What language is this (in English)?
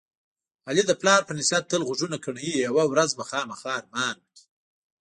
Pashto